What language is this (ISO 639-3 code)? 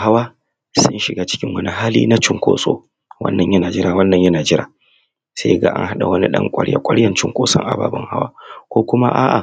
hau